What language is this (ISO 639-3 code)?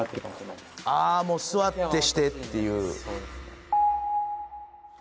jpn